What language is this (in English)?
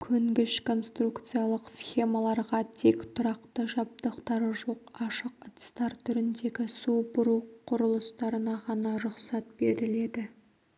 Kazakh